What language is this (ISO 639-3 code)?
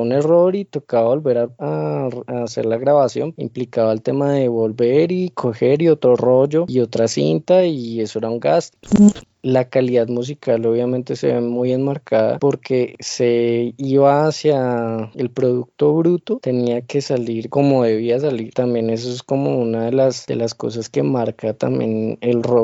spa